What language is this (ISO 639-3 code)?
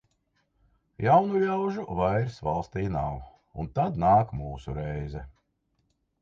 lav